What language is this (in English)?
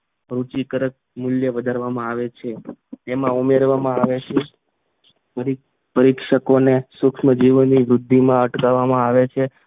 Gujarati